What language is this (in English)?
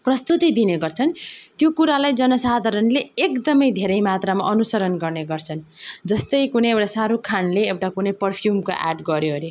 Nepali